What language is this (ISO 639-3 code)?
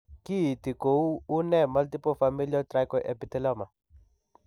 kln